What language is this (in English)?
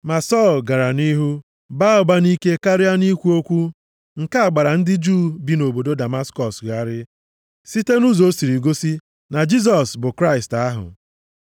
Igbo